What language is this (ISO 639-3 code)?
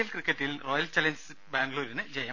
mal